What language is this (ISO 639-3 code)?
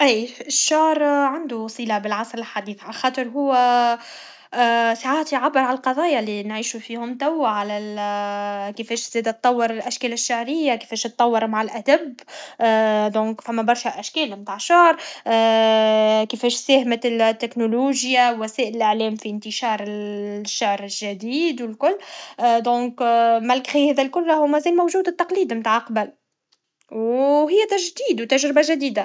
aeb